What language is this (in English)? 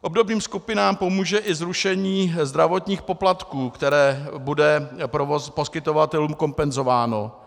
Czech